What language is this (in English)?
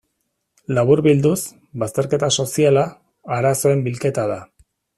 Basque